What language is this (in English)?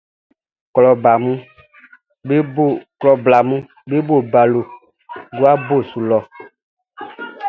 Baoulé